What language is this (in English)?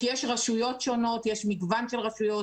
Hebrew